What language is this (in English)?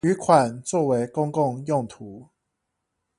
Chinese